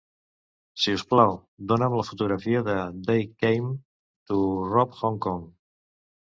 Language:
Catalan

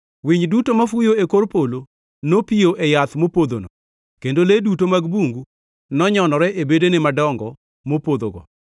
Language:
Luo (Kenya and Tanzania)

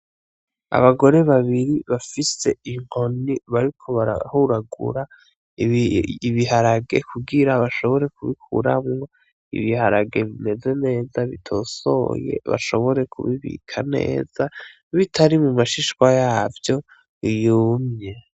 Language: Rundi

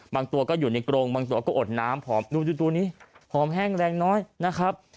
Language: Thai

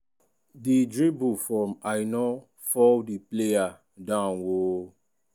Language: Nigerian Pidgin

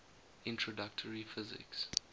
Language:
English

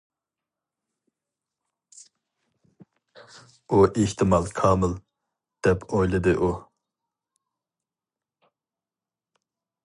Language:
Uyghur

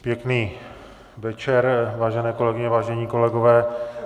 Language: Czech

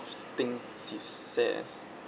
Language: English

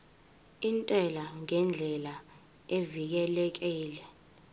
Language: Zulu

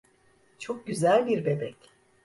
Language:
Turkish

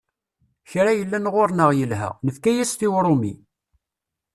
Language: Kabyle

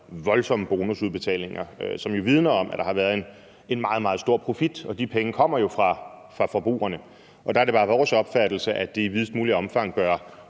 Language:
Danish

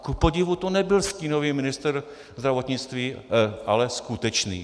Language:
Czech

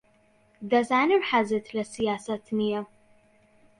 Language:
Central Kurdish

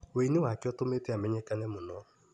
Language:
Kikuyu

